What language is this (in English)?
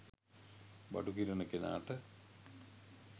Sinhala